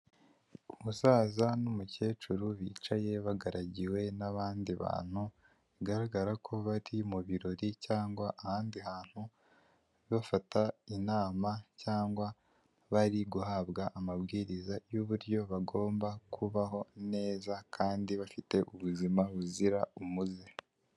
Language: Kinyarwanda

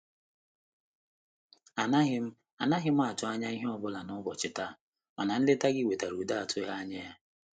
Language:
Igbo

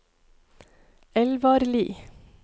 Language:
Norwegian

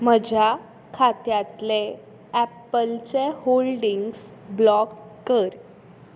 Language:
Konkani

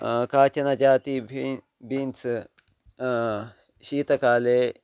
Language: Sanskrit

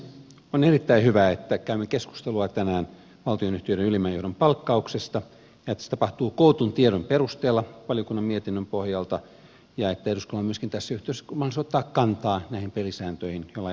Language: Finnish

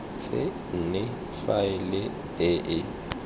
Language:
Tswana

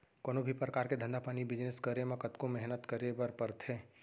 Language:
Chhattisgarhi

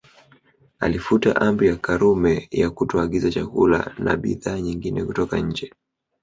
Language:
Swahili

